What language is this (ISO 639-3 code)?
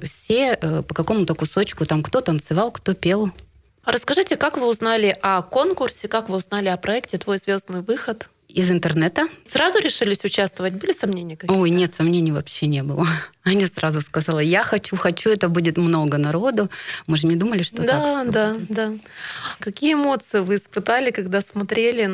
rus